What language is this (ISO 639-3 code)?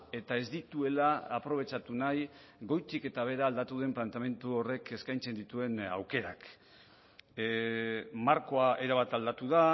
eus